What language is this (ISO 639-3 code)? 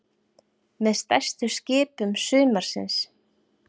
isl